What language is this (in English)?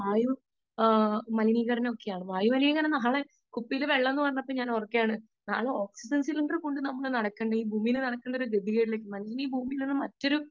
Malayalam